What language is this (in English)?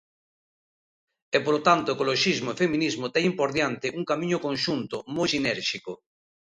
Galician